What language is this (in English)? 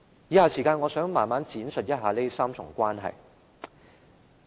Cantonese